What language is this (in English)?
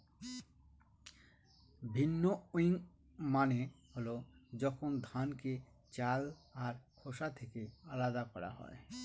Bangla